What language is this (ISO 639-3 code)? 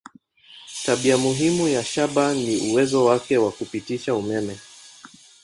swa